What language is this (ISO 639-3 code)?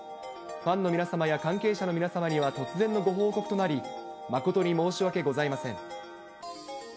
jpn